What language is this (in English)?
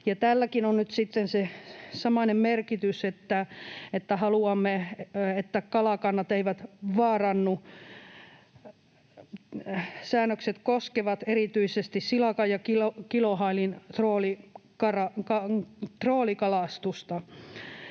Finnish